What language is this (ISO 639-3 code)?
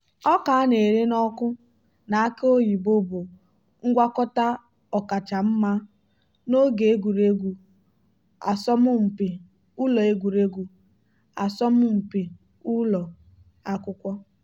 ibo